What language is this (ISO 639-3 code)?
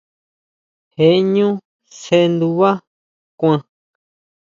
mau